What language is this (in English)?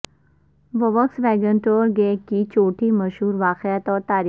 Urdu